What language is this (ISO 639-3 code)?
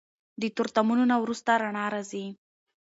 pus